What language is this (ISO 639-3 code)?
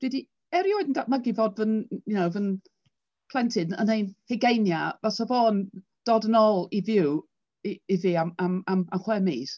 cym